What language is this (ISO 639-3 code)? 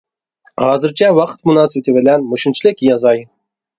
uig